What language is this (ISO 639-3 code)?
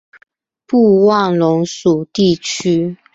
zho